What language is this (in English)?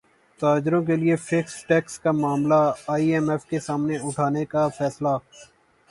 Urdu